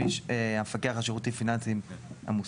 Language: Hebrew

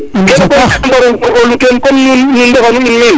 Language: Serer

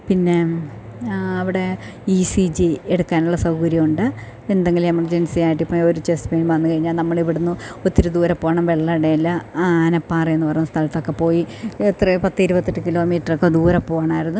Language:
Malayalam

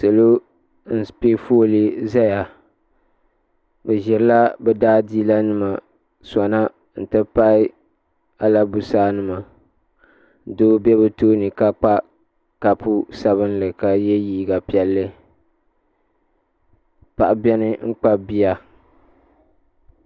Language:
Dagbani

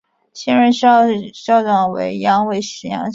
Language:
Chinese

